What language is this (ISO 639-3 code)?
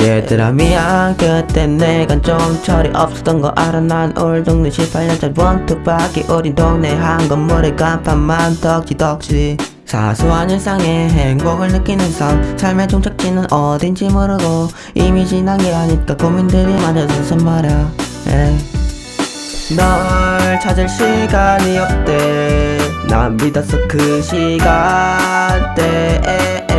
kor